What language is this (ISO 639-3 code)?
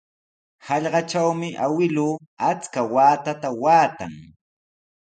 qws